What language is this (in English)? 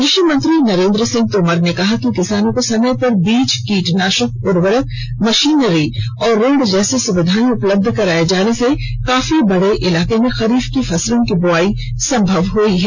Hindi